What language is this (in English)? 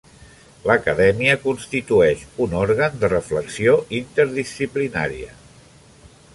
Catalan